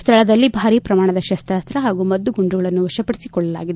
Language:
Kannada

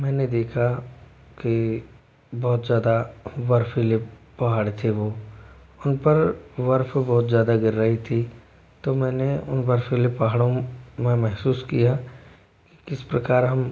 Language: Hindi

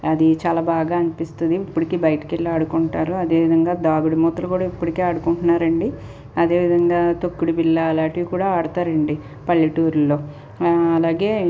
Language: Telugu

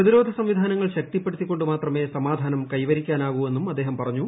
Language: Malayalam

